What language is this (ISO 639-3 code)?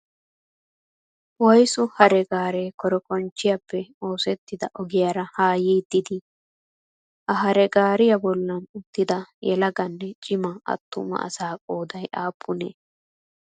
wal